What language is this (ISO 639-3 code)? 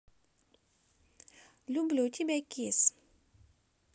rus